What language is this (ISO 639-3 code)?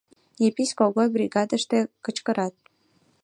chm